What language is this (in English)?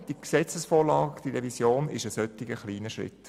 Swiss German